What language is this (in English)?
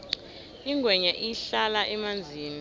South Ndebele